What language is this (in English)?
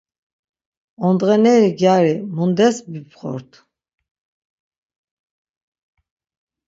Laz